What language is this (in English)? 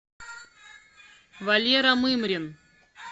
Russian